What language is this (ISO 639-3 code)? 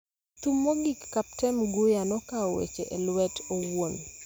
luo